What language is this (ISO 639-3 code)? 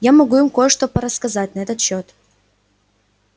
rus